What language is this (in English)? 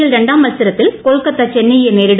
Malayalam